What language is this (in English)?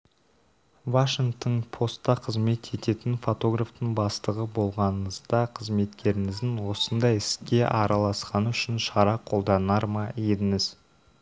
Kazakh